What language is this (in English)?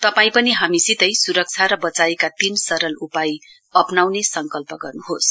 Nepali